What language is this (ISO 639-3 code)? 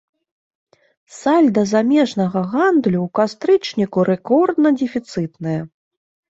bel